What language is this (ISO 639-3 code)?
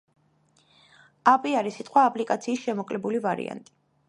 kat